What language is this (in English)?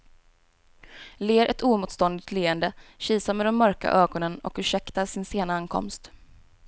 Swedish